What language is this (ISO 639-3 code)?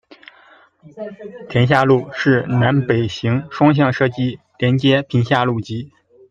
zho